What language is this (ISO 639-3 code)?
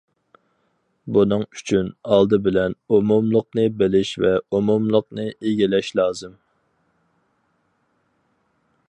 uig